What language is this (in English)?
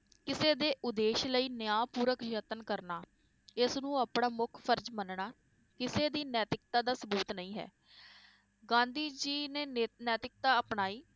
Punjabi